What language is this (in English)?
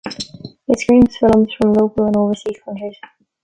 English